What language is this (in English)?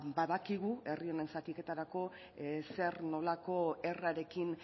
Basque